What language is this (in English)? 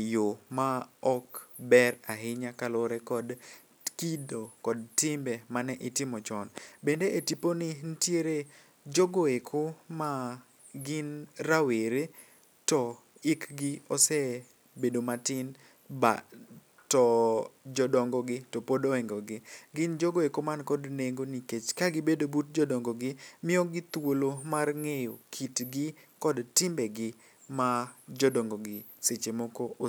Luo (Kenya and Tanzania)